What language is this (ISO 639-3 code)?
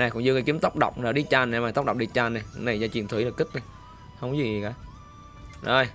vie